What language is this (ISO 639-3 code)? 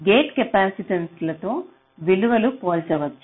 tel